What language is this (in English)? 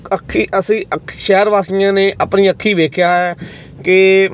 Punjabi